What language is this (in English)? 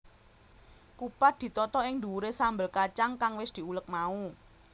Javanese